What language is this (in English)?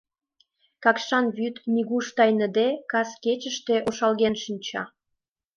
Mari